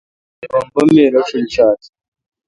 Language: Kalkoti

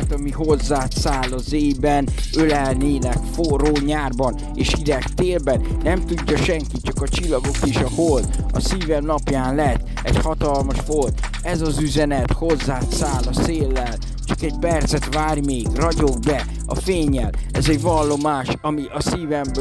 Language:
Hungarian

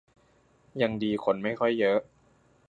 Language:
Thai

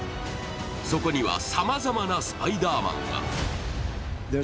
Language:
Japanese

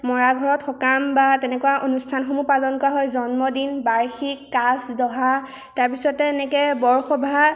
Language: Assamese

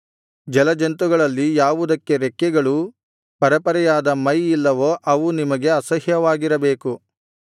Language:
Kannada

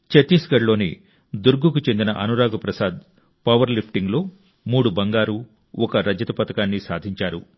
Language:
Telugu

